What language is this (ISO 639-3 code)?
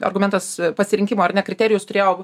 lit